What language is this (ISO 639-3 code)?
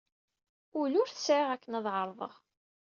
kab